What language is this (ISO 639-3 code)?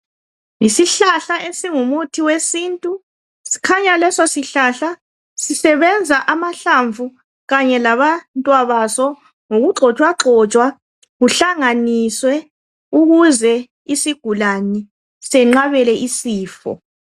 nde